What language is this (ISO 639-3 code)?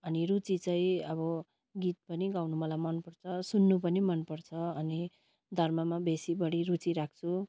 nep